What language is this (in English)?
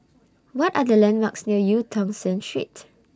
English